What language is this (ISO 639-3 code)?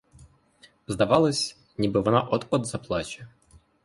ukr